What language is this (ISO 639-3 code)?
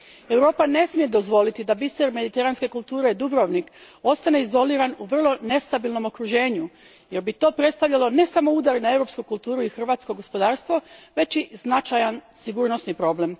hrv